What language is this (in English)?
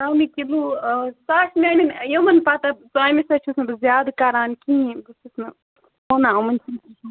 Kashmiri